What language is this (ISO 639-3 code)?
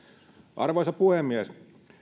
fin